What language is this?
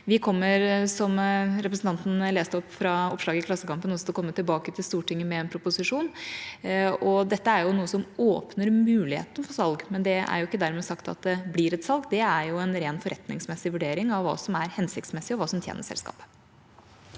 Norwegian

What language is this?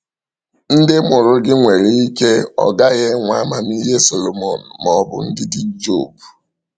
Igbo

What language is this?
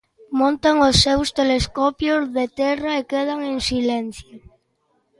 Galician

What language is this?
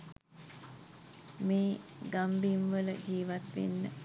Sinhala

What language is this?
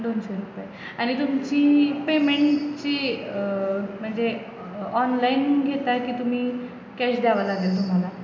Marathi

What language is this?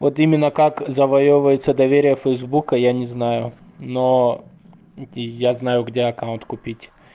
Russian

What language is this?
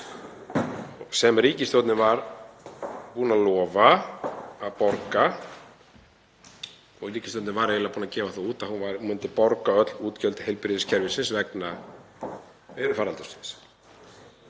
Icelandic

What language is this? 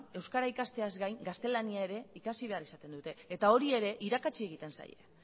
Basque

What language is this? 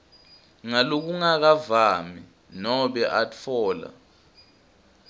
Swati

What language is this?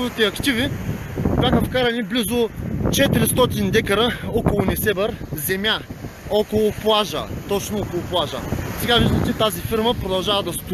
Bulgarian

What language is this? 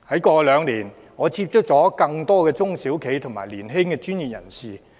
Cantonese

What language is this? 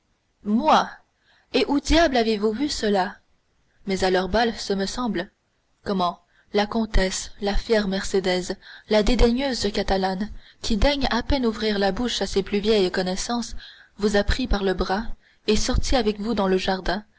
French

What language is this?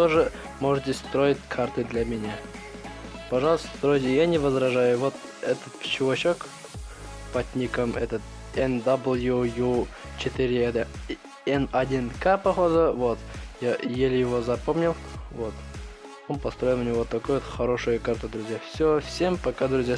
Russian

